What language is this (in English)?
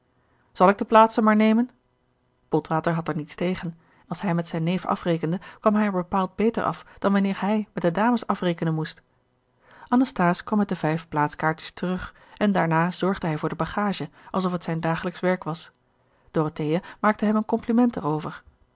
Dutch